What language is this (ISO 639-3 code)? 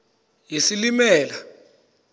xho